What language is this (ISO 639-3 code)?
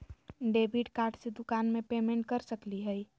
mag